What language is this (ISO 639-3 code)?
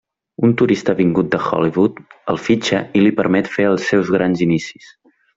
cat